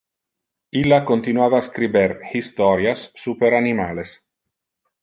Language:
Interlingua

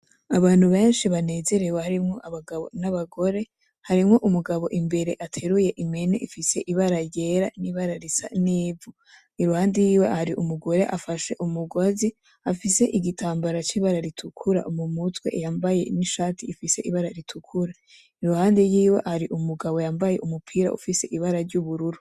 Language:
Rundi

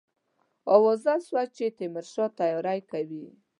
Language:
Pashto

